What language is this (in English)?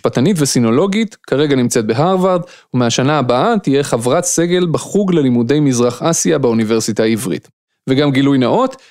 Hebrew